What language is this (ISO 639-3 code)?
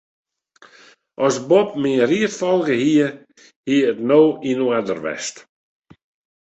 fry